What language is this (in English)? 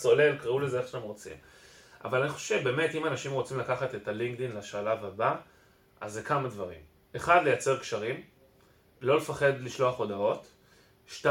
Hebrew